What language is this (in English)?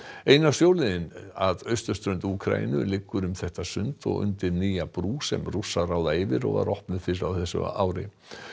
Icelandic